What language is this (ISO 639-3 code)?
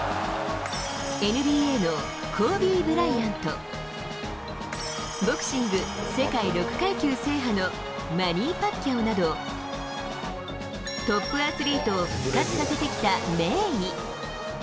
jpn